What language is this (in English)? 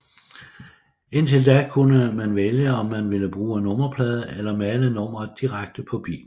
Danish